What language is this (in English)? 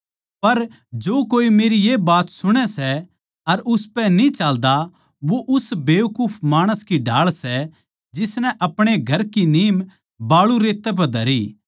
Haryanvi